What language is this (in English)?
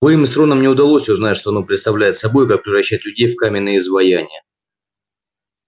Russian